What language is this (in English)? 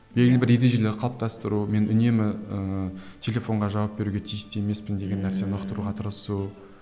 Kazakh